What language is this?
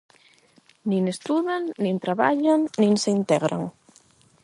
Galician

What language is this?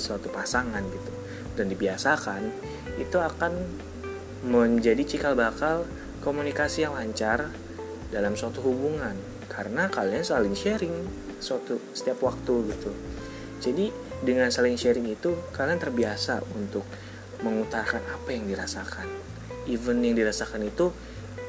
Indonesian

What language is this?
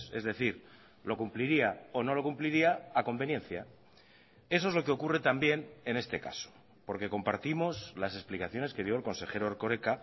Spanish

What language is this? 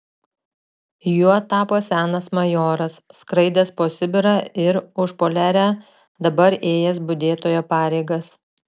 Lithuanian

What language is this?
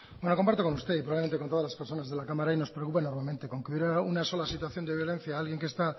Spanish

